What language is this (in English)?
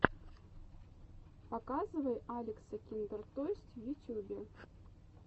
Russian